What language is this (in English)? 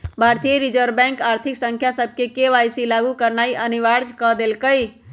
Magahi